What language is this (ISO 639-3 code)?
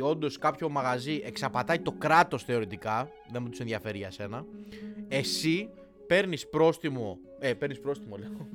ell